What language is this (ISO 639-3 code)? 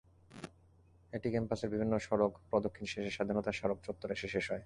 ben